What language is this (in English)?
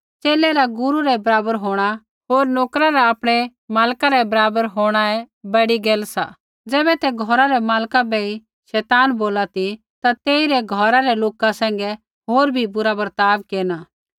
Kullu Pahari